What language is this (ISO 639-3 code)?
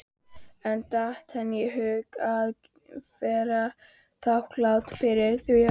isl